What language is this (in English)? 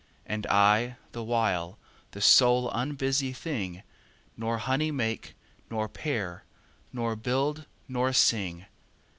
English